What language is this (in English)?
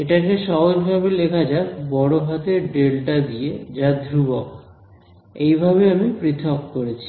Bangla